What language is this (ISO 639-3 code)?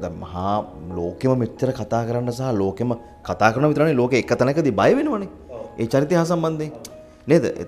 ind